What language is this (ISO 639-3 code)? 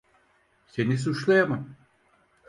tur